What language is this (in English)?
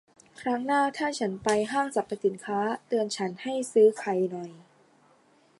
Thai